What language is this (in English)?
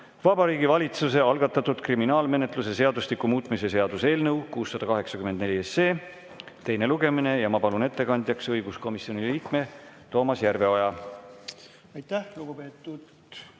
Estonian